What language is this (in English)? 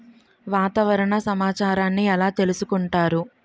Telugu